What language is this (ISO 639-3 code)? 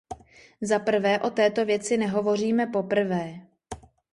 ces